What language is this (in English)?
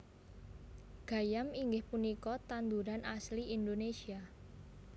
Javanese